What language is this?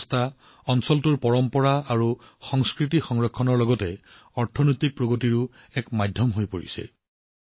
Assamese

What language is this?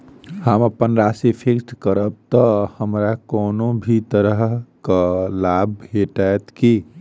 Maithili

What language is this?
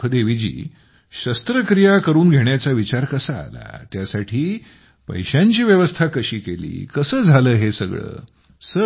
Marathi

